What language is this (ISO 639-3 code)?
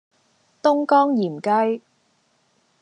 yue